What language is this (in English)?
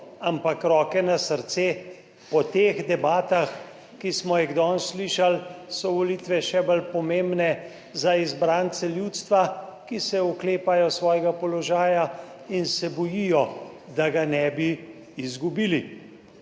Slovenian